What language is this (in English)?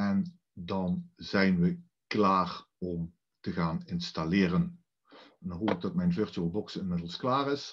Dutch